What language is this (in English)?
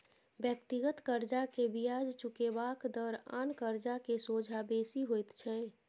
Maithili